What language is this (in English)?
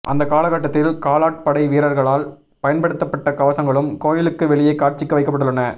Tamil